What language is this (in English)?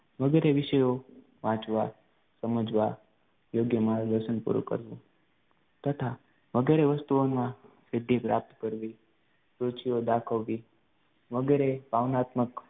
Gujarati